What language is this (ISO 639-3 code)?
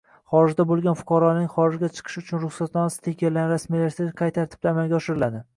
uzb